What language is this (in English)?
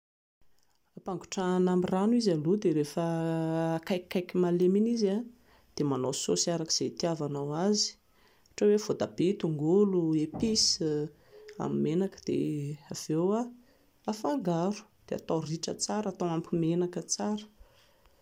Malagasy